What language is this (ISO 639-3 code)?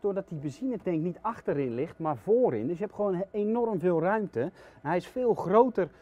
nld